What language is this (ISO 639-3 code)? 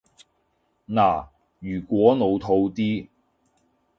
yue